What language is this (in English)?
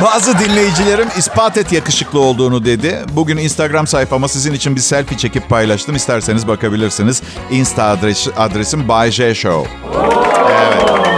Turkish